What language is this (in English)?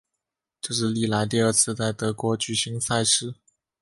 Chinese